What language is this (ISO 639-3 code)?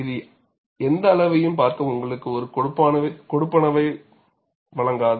tam